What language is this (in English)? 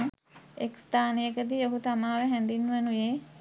Sinhala